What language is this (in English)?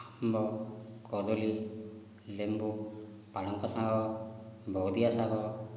Odia